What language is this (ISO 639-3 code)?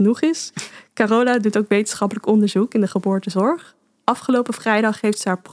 nld